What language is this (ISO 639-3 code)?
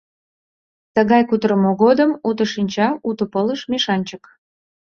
chm